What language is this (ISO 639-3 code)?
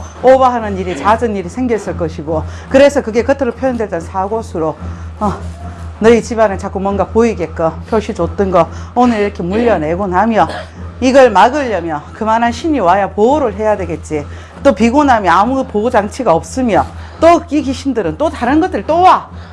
kor